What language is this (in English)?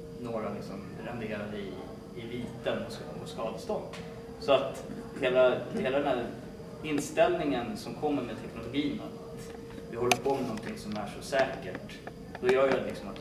Swedish